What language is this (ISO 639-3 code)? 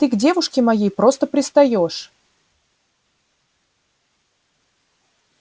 rus